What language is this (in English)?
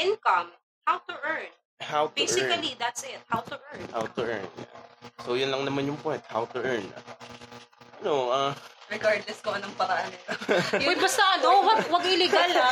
Filipino